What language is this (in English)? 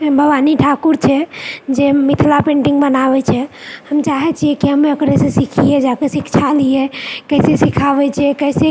Maithili